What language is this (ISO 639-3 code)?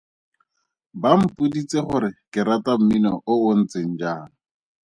tsn